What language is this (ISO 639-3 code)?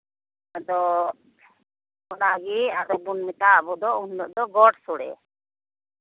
sat